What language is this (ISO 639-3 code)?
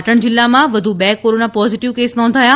guj